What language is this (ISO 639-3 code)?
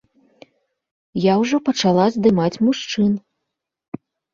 bel